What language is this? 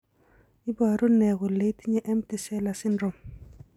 Kalenjin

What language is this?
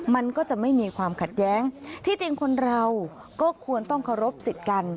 Thai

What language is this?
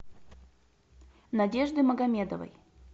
Russian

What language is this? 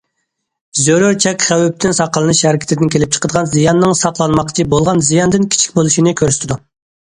Uyghur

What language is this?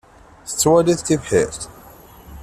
Kabyle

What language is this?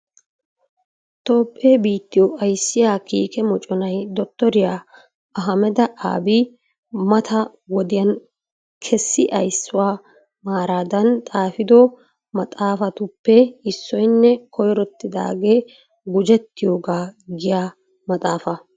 Wolaytta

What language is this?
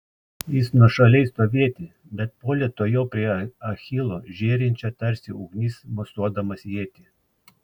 Lithuanian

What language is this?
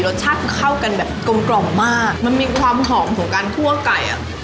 Thai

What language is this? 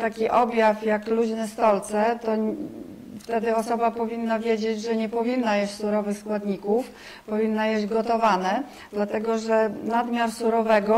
Polish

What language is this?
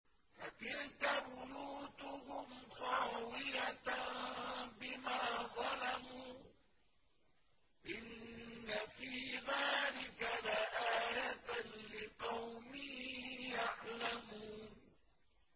Arabic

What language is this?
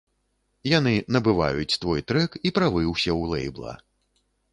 Belarusian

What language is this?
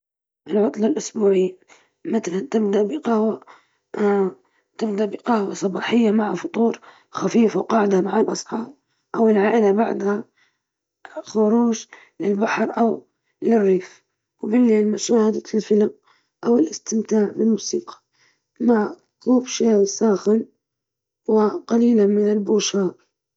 Libyan Arabic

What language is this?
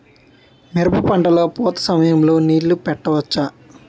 Telugu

